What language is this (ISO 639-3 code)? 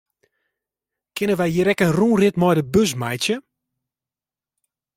fry